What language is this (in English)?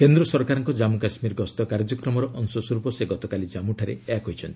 Odia